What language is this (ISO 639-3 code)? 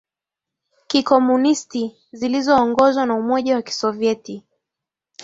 swa